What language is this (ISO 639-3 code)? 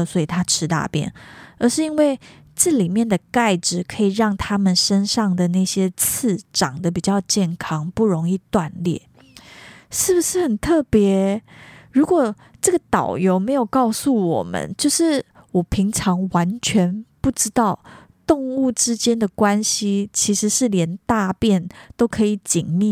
zho